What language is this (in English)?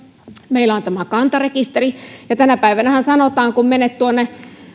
Finnish